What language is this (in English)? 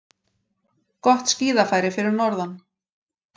Icelandic